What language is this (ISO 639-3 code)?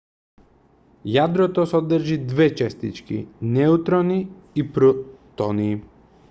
mkd